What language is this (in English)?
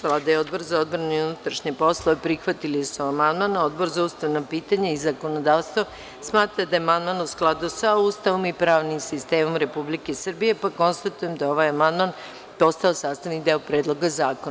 Serbian